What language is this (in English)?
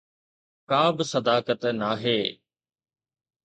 Sindhi